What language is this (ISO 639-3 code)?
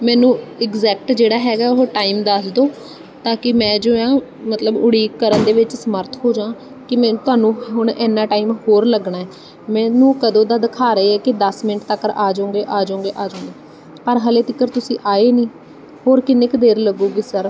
pan